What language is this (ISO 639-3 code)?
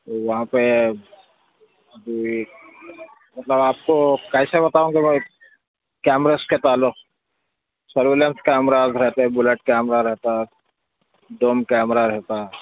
urd